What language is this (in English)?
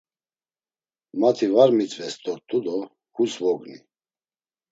Laz